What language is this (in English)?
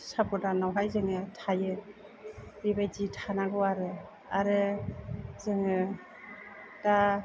Bodo